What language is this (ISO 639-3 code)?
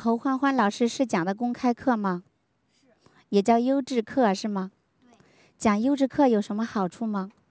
zho